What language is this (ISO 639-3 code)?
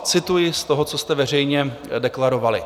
ces